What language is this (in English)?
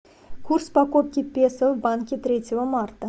Russian